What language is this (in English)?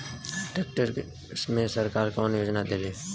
Bhojpuri